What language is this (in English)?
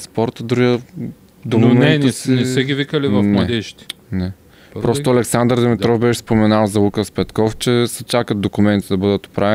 Bulgarian